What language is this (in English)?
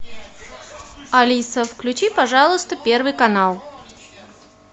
Russian